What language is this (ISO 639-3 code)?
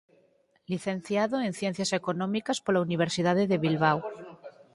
glg